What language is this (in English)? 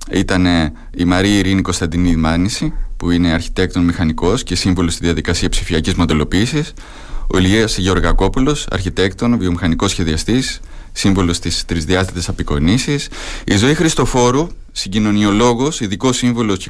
Greek